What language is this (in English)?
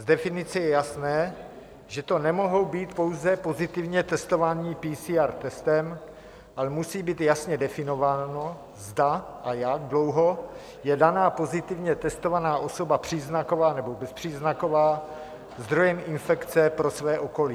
Czech